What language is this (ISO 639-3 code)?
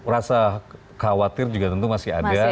ind